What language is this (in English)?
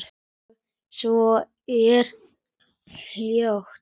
Icelandic